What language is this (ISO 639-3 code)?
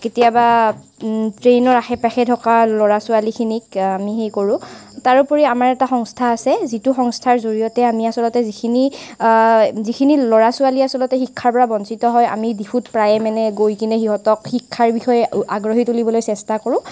asm